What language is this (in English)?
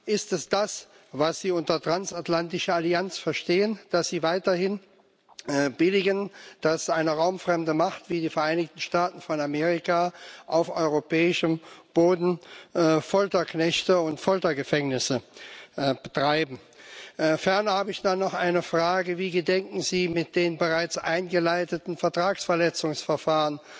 German